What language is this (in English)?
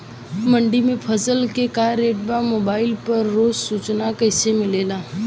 Bhojpuri